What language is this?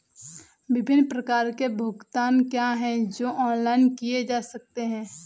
Hindi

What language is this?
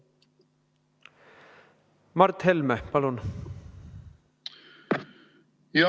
Estonian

